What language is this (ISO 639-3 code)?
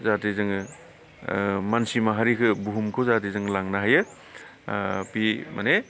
brx